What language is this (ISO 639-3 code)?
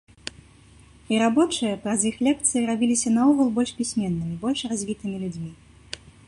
bel